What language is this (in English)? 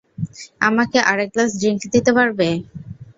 Bangla